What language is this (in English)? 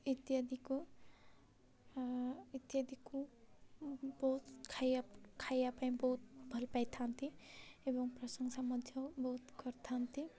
Odia